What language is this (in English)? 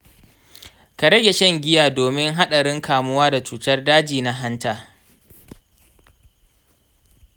Hausa